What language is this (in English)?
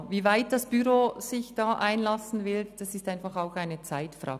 Swiss German